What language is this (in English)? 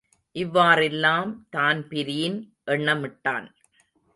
Tamil